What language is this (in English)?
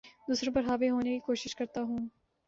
Urdu